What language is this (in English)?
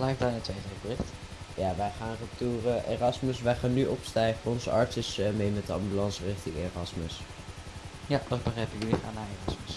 Dutch